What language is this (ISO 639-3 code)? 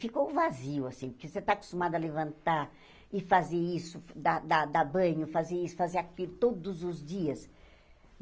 por